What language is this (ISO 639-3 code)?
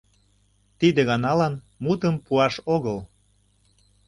chm